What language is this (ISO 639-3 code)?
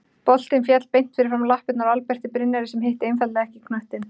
isl